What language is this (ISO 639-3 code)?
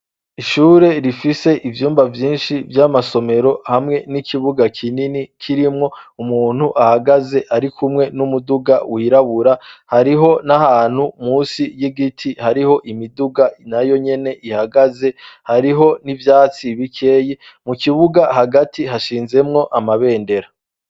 run